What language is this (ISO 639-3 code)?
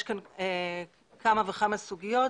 heb